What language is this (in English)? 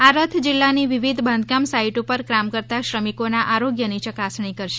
Gujarati